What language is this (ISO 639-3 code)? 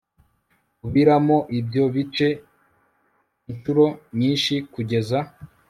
kin